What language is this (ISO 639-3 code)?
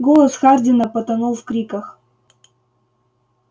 rus